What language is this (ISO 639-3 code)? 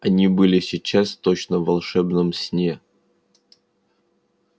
rus